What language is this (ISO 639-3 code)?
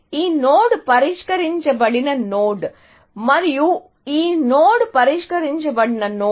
tel